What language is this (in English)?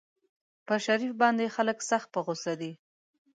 Pashto